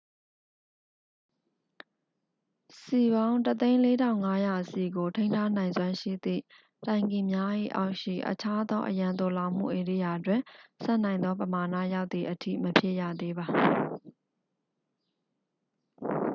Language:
Burmese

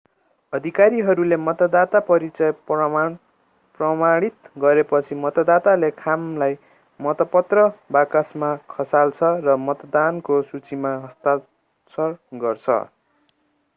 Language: Nepali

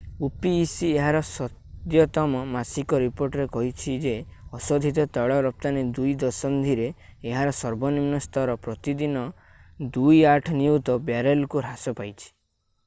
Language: Odia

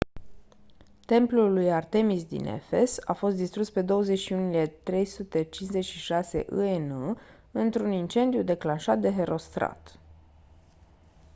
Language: Romanian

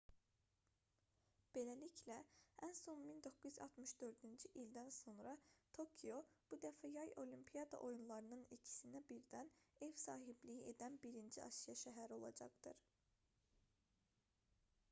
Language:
Azerbaijani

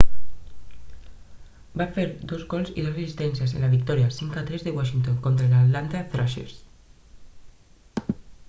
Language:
Catalan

